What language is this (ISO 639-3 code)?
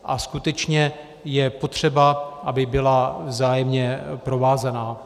ces